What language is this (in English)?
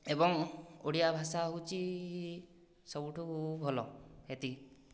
Odia